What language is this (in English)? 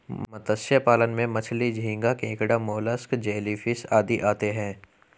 Hindi